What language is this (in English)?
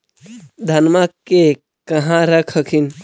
Magahi